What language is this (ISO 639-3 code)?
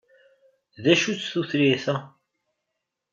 kab